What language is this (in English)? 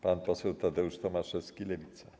Polish